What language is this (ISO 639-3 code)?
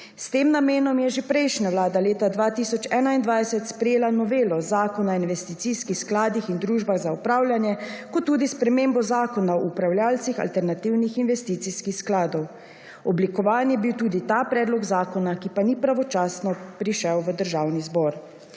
slv